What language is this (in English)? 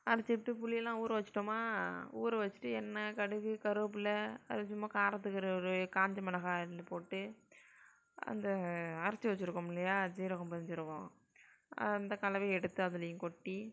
Tamil